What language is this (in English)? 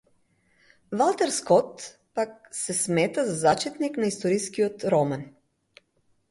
Macedonian